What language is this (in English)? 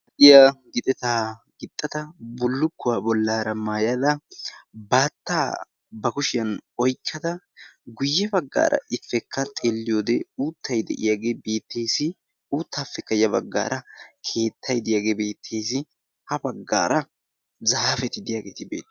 Wolaytta